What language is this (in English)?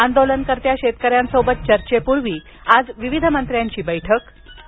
Marathi